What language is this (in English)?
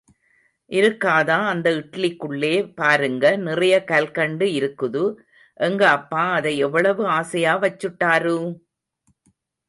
Tamil